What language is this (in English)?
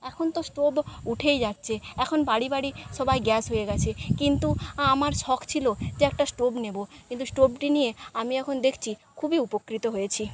Bangla